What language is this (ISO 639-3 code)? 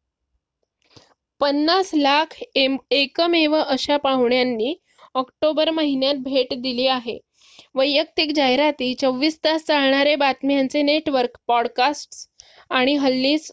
mar